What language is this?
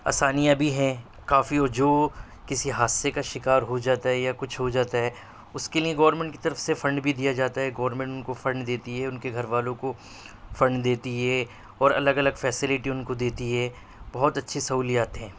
Urdu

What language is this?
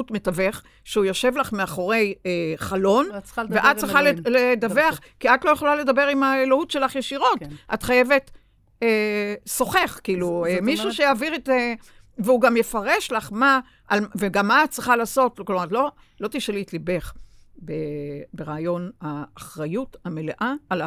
Hebrew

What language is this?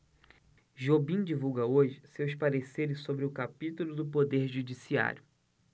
Portuguese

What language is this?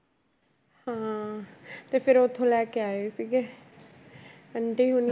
Punjabi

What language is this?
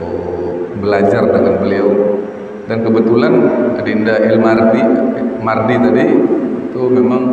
Indonesian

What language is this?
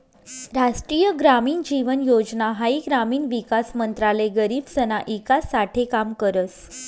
Marathi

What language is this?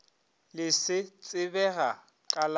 Northern Sotho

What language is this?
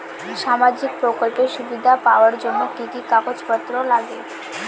Bangla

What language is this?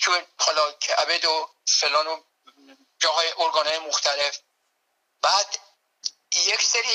Persian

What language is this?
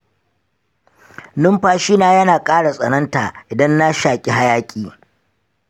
Hausa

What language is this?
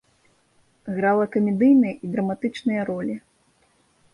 Belarusian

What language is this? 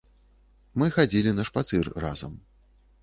Belarusian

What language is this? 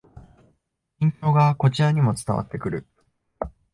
Japanese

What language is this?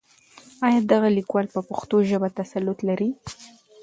Pashto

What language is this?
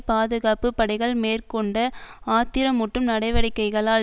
Tamil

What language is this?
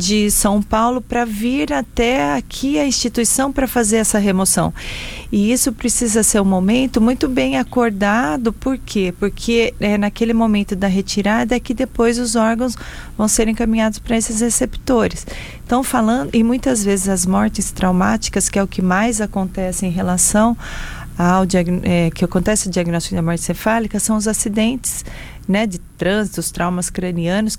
Portuguese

